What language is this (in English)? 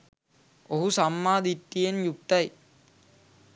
Sinhala